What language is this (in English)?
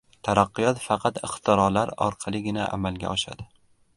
Uzbek